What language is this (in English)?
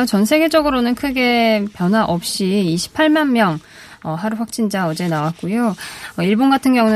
Korean